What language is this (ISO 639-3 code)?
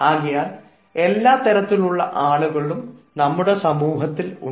mal